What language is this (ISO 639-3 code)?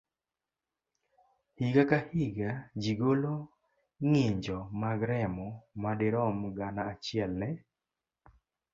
luo